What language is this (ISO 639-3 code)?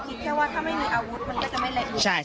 tha